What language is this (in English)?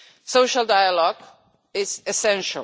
English